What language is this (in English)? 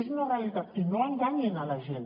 Catalan